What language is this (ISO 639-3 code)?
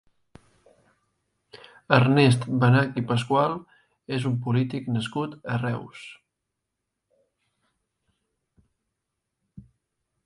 cat